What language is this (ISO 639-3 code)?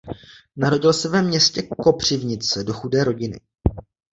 ces